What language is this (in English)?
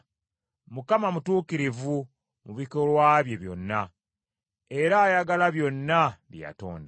Ganda